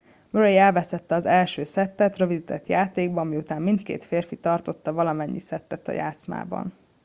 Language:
Hungarian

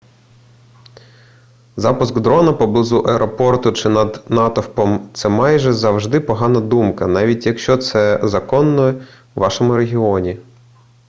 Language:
Ukrainian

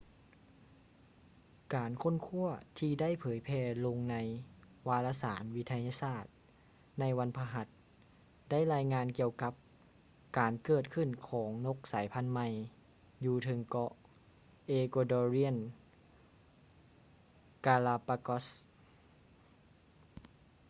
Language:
Lao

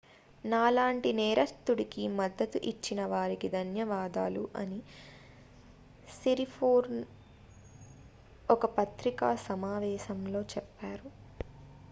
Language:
Telugu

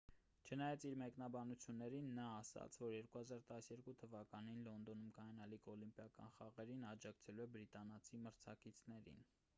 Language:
Armenian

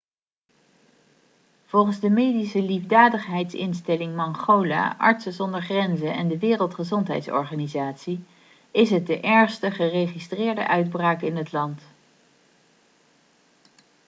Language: Dutch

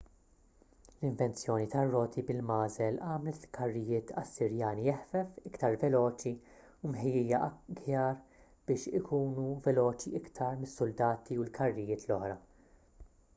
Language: Maltese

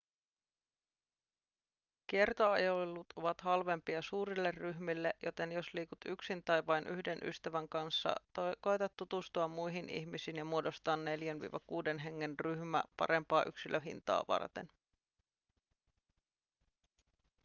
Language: Finnish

